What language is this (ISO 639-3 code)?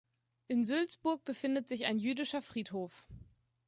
deu